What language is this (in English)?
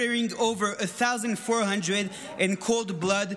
Hebrew